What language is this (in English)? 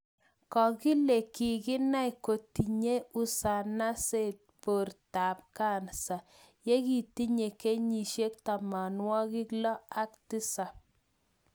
Kalenjin